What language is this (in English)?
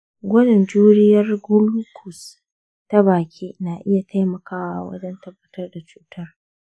Hausa